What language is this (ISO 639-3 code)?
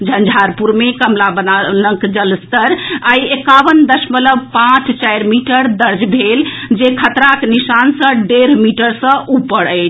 mai